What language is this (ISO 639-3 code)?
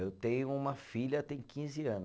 por